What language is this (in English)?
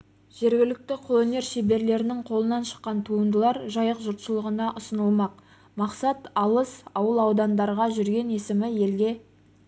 Kazakh